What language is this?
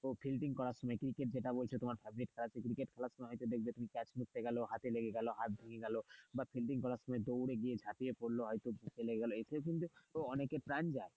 Bangla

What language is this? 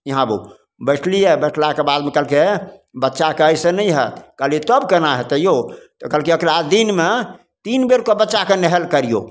Maithili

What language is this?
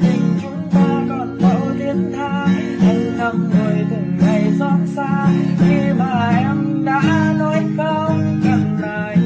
Vietnamese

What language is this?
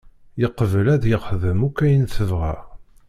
Kabyle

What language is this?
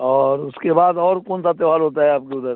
Hindi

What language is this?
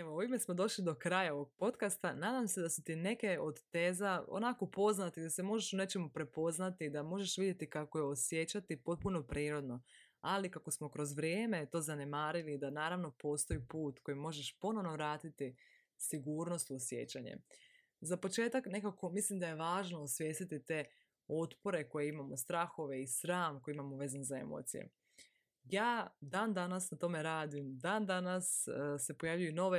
Croatian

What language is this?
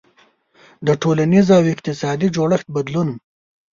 Pashto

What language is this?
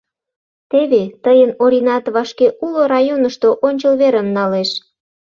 Mari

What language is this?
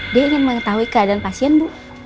Indonesian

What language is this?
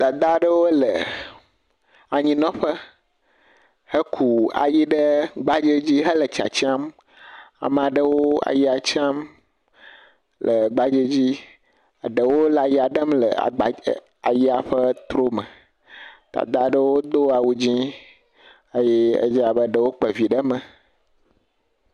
Ewe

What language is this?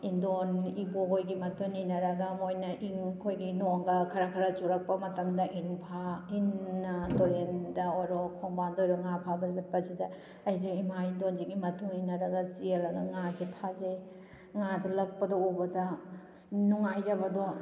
Manipuri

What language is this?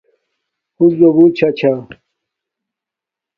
Domaaki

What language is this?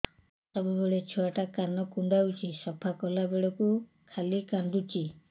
Odia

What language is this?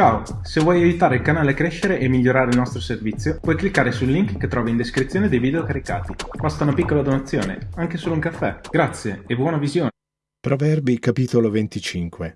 Italian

